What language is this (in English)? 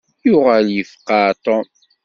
Kabyle